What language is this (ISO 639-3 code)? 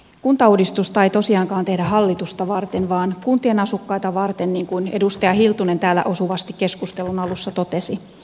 fin